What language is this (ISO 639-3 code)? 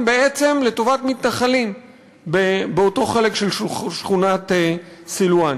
heb